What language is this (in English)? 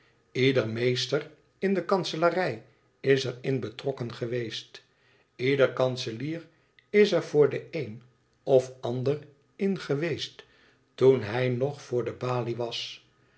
Dutch